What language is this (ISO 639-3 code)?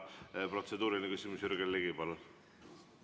est